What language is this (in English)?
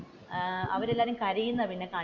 Malayalam